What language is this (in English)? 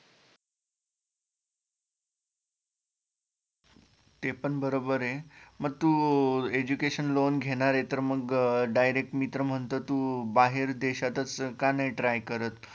Marathi